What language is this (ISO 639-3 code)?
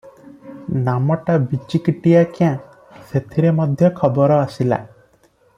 ori